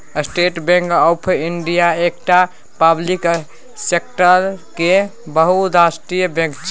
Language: Maithili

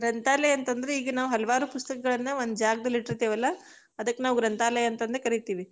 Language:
Kannada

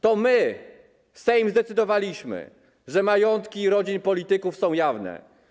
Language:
Polish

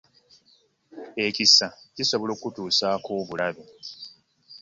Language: Ganda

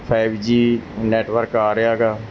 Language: Punjabi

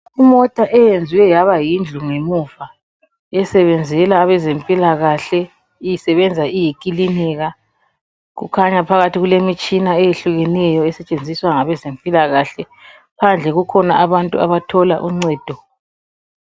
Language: North Ndebele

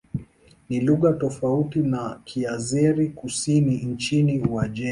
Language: Swahili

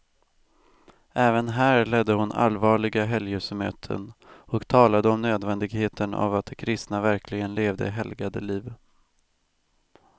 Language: Swedish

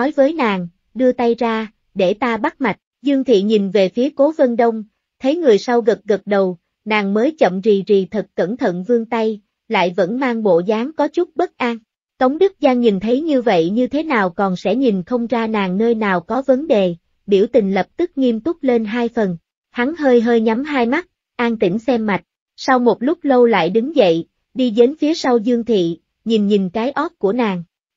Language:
Vietnamese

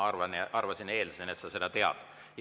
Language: Estonian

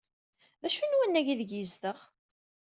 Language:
Kabyle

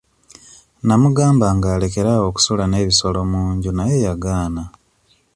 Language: Ganda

